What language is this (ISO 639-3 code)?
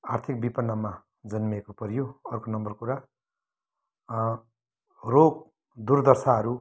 nep